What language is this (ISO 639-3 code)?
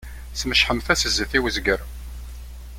kab